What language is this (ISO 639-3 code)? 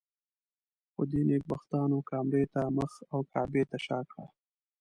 pus